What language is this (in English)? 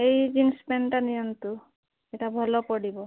Odia